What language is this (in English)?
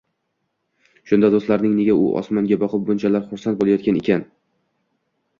Uzbek